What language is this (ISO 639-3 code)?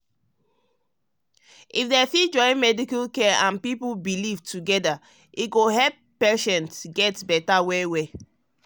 pcm